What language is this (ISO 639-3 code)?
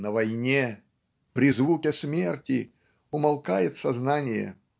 rus